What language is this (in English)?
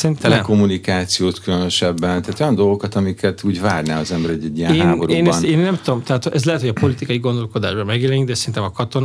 Hungarian